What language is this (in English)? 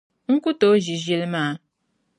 Dagbani